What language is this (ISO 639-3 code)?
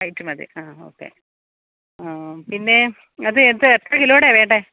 mal